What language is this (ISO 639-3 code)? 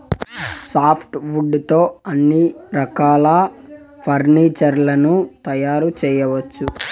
tel